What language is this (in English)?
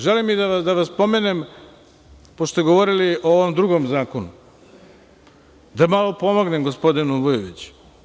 Serbian